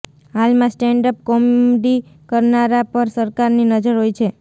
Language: Gujarati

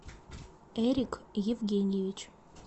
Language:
Russian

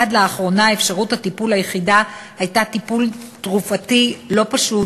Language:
Hebrew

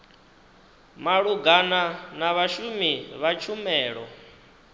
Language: Venda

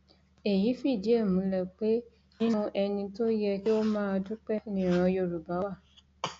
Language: Yoruba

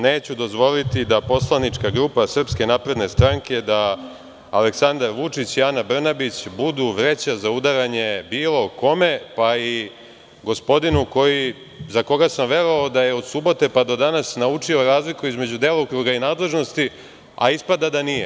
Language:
Serbian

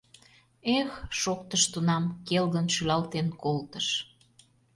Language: Mari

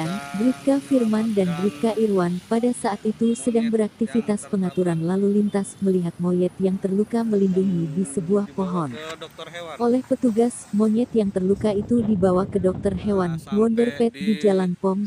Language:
Indonesian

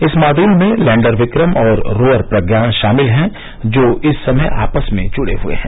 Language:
Hindi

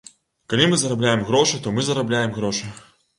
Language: Belarusian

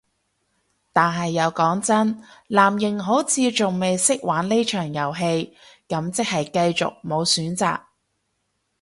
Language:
Cantonese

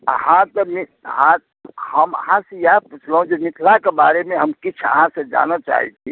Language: Maithili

